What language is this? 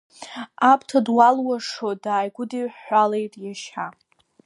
Abkhazian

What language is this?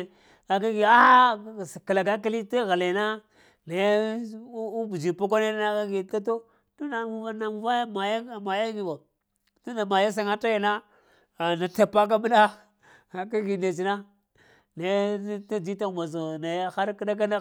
Lamang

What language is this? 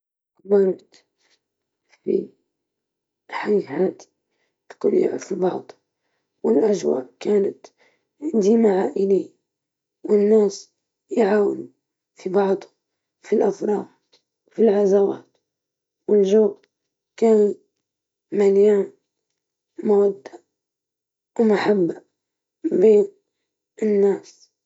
Libyan Arabic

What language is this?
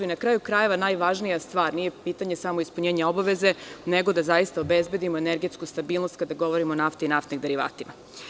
Serbian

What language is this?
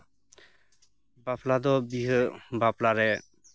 Santali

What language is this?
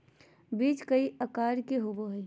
Magahi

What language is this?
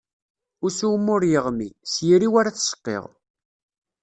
Kabyle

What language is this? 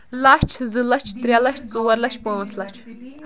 Kashmiri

